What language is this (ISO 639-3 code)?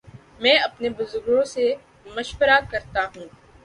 urd